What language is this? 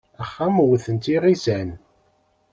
Kabyle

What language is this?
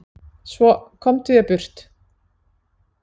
Icelandic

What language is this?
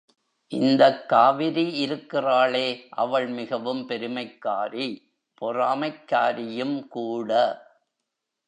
Tamil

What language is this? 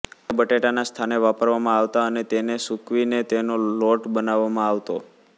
Gujarati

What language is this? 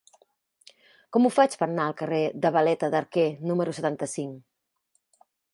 Catalan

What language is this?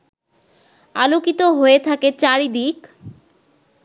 Bangla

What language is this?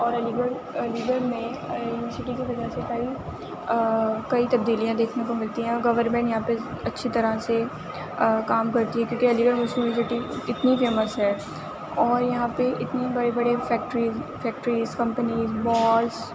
Urdu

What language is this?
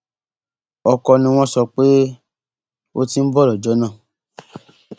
Yoruba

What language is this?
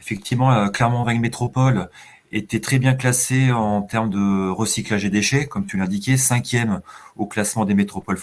French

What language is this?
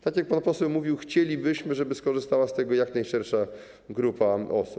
Polish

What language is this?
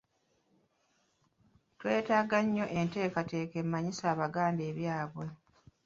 Ganda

